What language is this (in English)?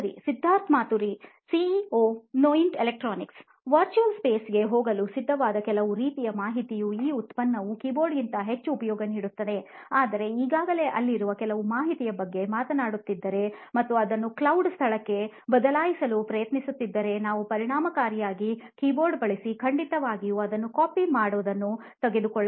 Kannada